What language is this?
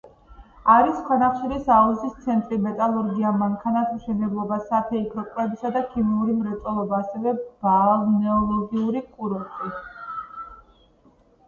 Georgian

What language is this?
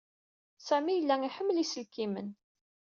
Kabyle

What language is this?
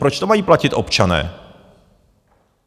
Czech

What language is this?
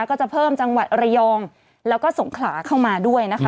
Thai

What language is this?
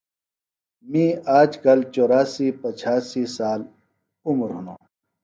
Phalura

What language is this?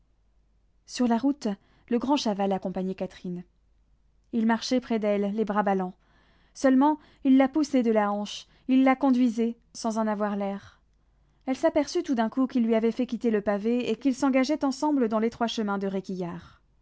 French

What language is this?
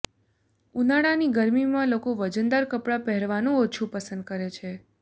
Gujarati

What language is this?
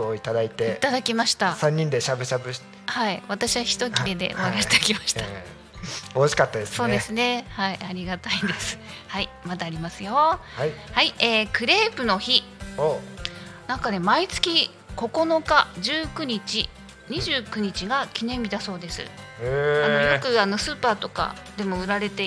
Japanese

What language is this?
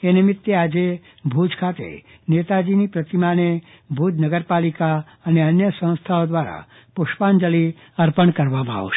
Gujarati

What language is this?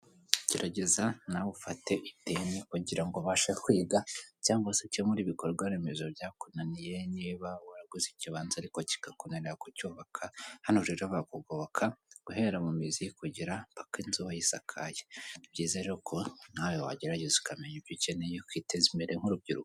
Kinyarwanda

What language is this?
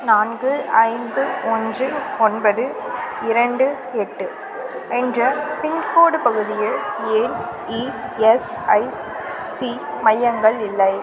Tamil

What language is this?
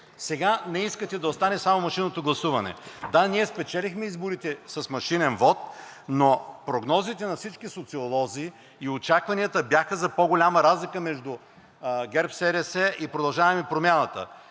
Bulgarian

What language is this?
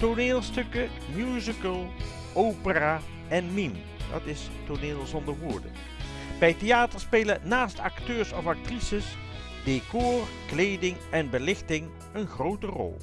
Dutch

